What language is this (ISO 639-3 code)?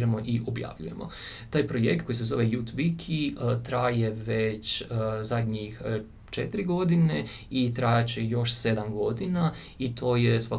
hrv